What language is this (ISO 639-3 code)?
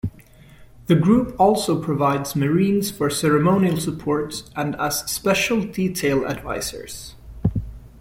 eng